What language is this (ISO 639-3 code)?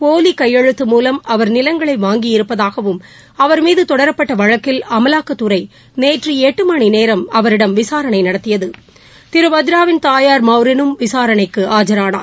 tam